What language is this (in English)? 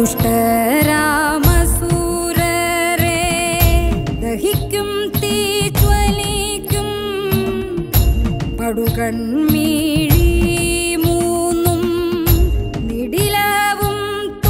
Arabic